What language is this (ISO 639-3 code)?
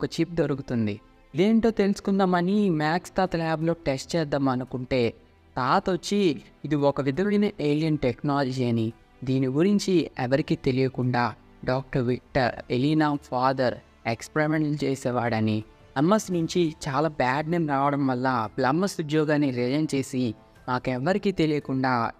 tel